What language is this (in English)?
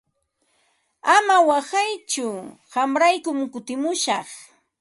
Ambo-Pasco Quechua